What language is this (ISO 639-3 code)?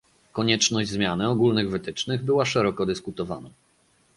pol